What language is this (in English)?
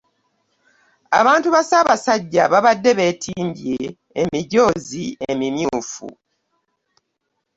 Ganda